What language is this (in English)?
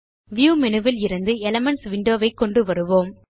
Tamil